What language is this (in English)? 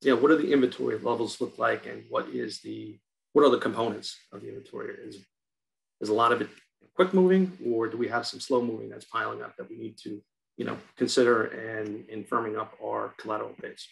English